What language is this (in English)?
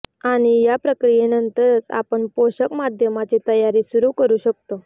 Marathi